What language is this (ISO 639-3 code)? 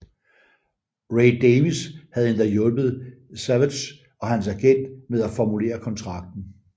dan